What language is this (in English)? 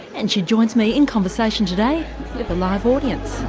English